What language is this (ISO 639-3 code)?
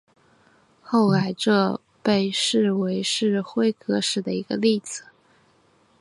zho